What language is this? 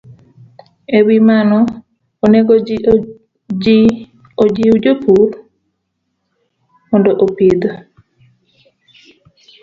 Luo (Kenya and Tanzania)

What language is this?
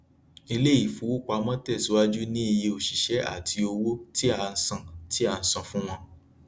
Yoruba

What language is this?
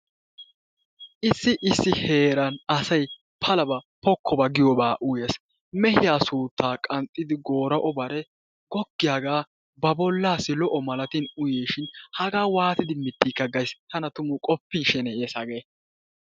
Wolaytta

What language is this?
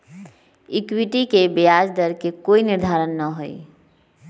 Magahi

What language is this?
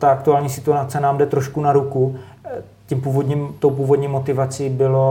Czech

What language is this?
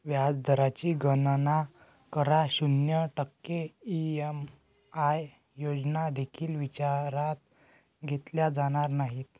Marathi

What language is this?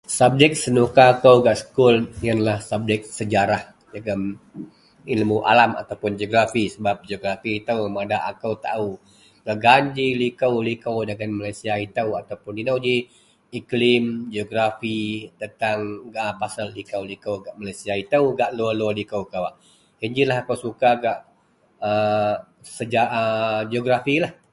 Central Melanau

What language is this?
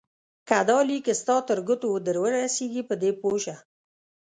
Pashto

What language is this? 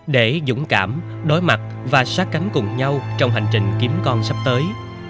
Vietnamese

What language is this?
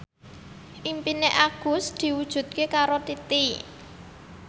Javanese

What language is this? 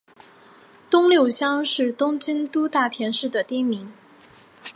Chinese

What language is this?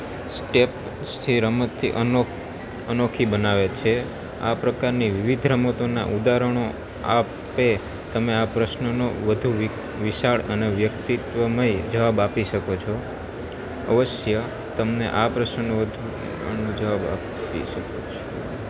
Gujarati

